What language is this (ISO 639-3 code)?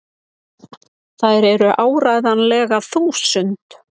isl